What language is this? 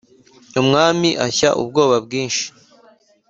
Kinyarwanda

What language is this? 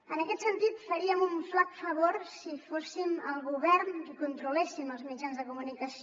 Catalan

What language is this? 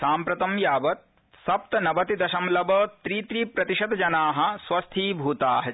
Sanskrit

